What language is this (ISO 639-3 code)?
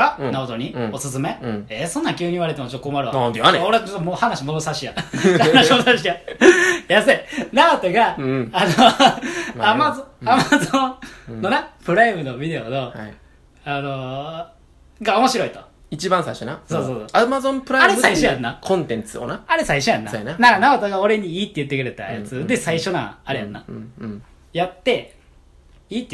jpn